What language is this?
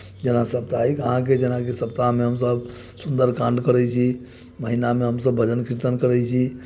Maithili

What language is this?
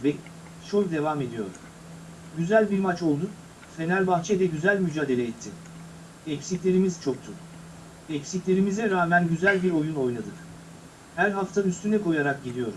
Turkish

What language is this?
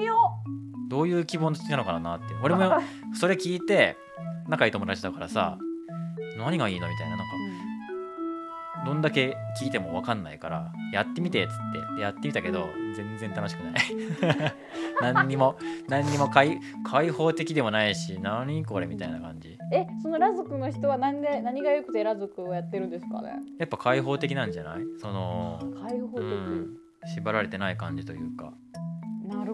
Japanese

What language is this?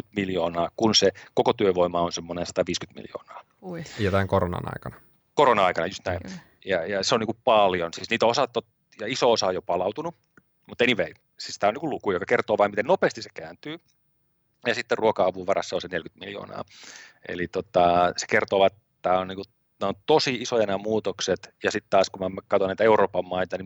Finnish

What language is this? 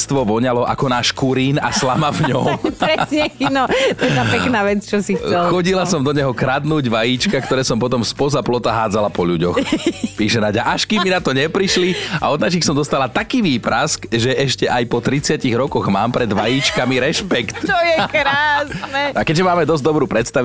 Slovak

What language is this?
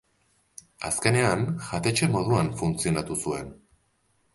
Basque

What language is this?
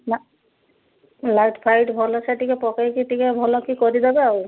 Odia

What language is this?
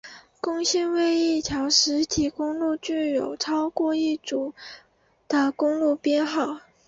Chinese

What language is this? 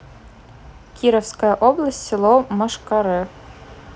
Russian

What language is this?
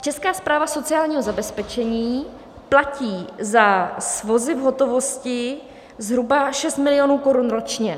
Czech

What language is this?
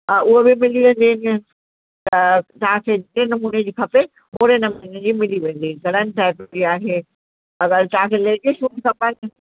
Sindhi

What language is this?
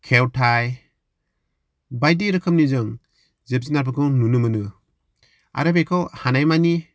Bodo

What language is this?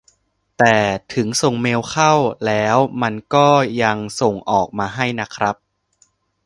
Thai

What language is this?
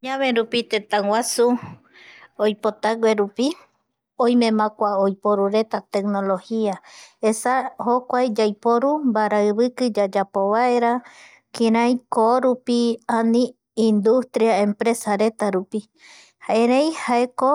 Eastern Bolivian Guaraní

